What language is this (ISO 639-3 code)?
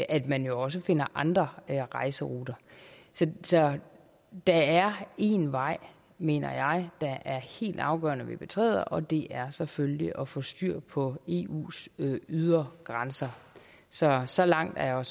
dan